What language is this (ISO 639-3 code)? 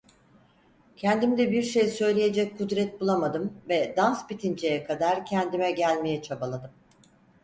tur